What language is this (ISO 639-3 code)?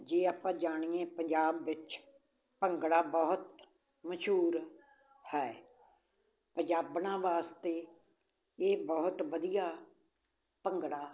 pan